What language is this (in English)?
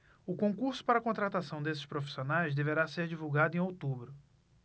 Portuguese